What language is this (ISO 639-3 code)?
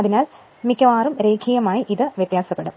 mal